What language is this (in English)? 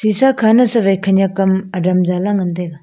Wancho Naga